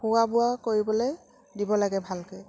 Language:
Assamese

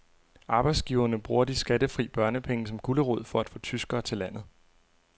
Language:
Danish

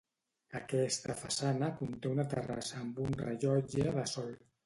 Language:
Catalan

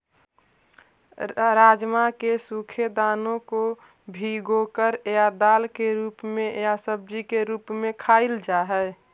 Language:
Magahi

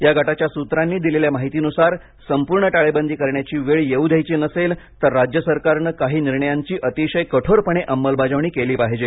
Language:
Marathi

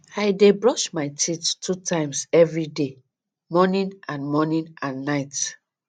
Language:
Nigerian Pidgin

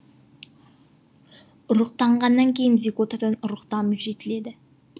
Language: Kazakh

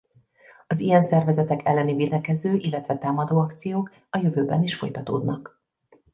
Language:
Hungarian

